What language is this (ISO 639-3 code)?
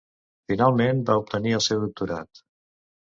cat